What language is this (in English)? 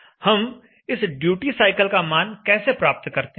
Hindi